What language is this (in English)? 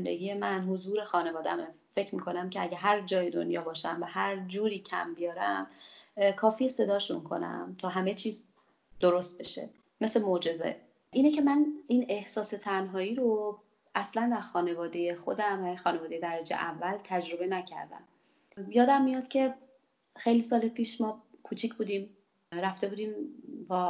Persian